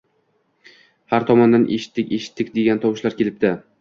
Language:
Uzbek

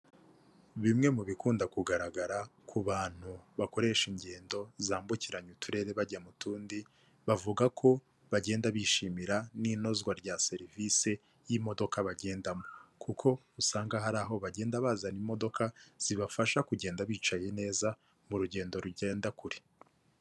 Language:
Kinyarwanda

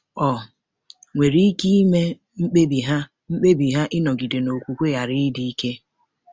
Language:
Igbo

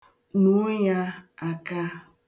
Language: Igbo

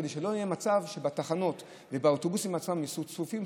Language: Hebrew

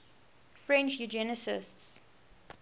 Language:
English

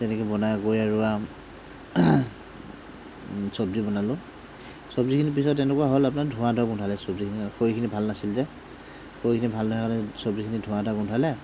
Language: Assamese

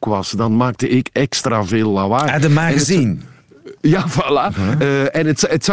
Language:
Dutch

